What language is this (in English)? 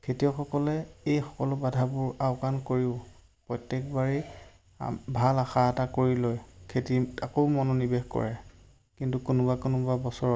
Assamese